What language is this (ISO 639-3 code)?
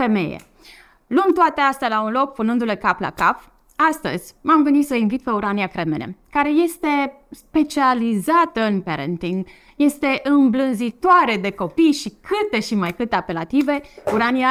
ron